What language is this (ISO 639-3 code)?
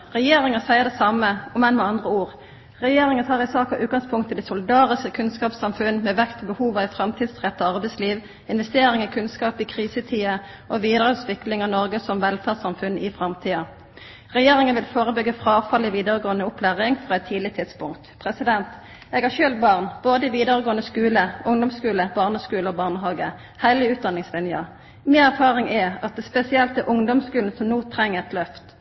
nno